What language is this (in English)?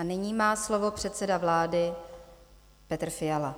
Czech